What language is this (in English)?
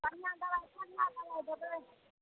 Maithili